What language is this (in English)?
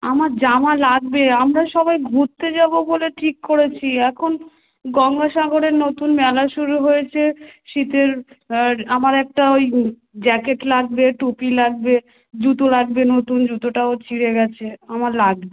Bangla